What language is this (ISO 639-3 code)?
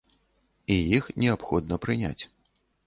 bel